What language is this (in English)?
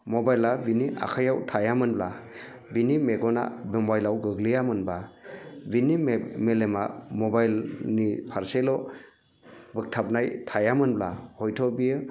Bodo